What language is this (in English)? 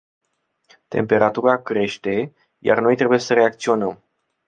Romanian